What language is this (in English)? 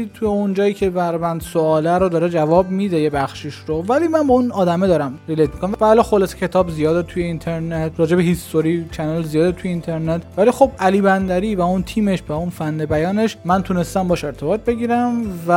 Persian